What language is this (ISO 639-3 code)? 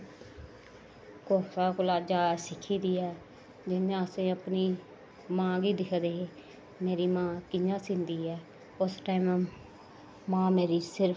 doi